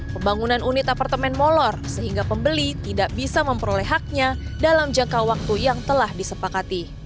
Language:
Indonesian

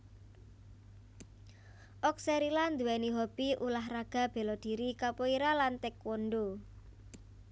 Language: Javanese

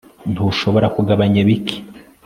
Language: Kinyarwanda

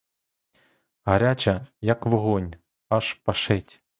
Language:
Ukrainian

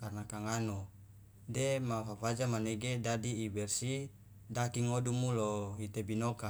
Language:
Loloda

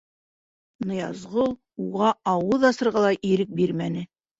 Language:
Bashkir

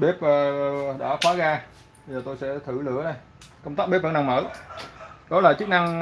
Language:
Vietnamese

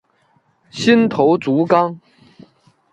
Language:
Chinese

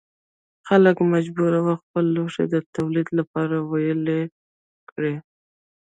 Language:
Pashto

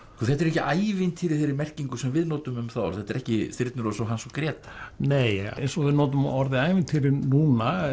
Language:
Icelandic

